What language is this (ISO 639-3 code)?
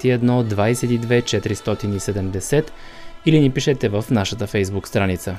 bul